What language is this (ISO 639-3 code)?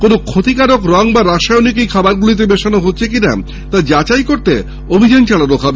ben